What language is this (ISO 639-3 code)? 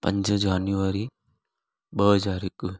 snd